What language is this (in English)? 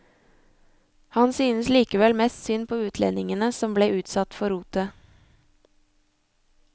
Norwegian